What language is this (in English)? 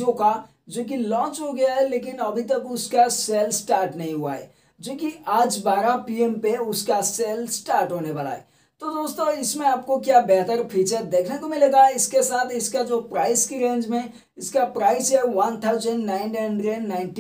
Hindi